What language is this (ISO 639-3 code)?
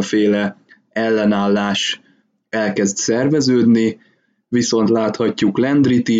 hun